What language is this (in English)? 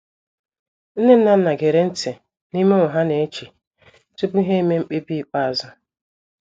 Igbo